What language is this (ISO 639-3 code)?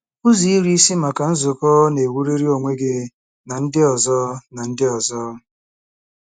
ibo